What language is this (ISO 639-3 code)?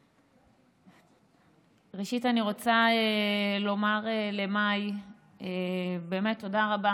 heb